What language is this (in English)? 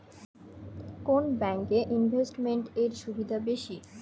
Bangla